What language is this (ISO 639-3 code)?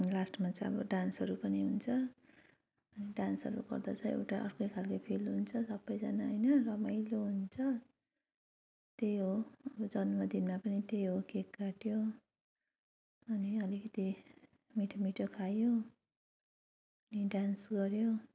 nep